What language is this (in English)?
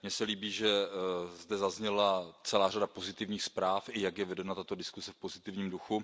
Czech